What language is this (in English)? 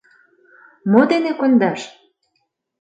Mari